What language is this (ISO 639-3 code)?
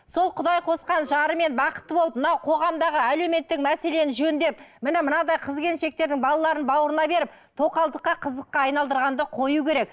kaz